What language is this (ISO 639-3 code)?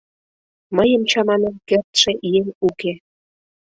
chm